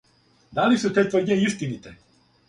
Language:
Serbian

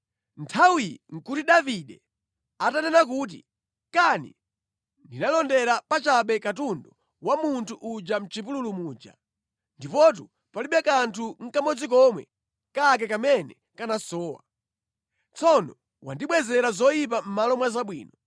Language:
Nyanja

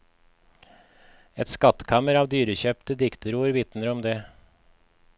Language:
Norwegian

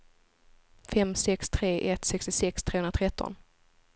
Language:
Swedish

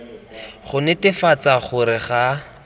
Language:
Tswana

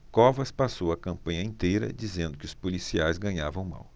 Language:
Portuguese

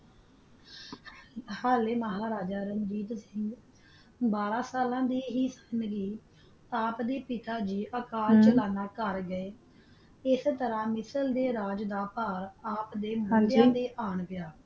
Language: Punjabi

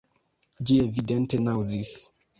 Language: Esperanto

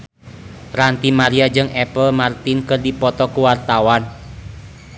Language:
Sundanese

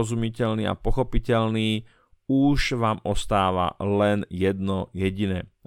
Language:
Slovak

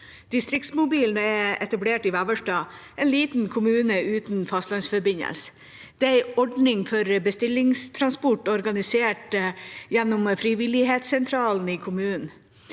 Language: Norwegian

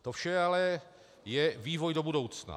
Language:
Czech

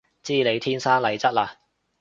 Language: Cantonese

